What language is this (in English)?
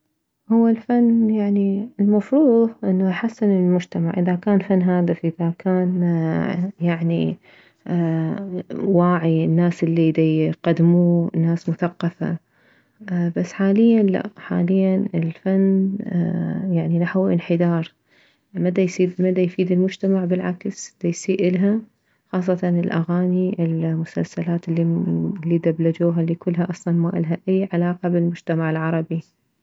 Mesopotamian Arabic